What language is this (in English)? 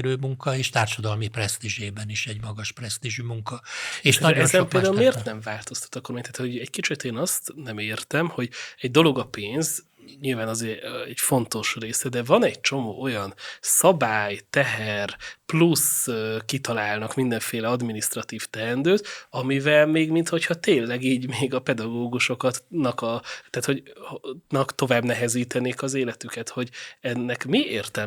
Hungarian